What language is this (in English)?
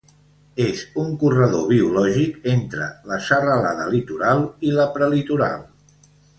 Catalan